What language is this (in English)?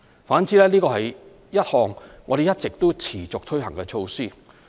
Cantonese